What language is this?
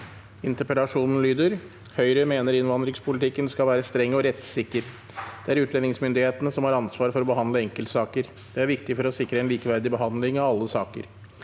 Norwegian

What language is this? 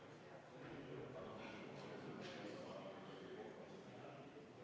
Estonian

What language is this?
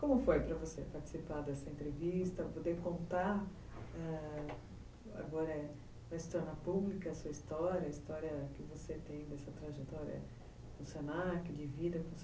Portuguese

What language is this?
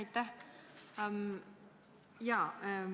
Estonian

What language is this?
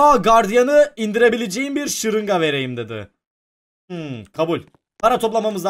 Turkish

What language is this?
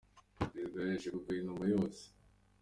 Kinyarwanda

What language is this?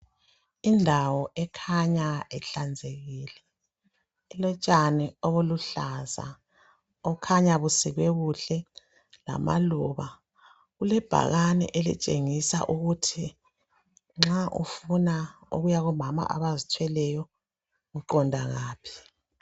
North Ndebele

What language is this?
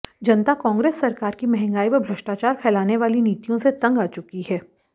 Hindi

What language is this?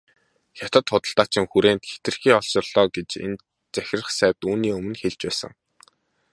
Mongolian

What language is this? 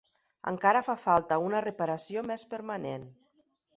Catalan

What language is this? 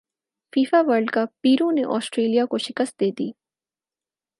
Urdu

